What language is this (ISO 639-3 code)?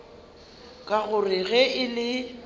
nso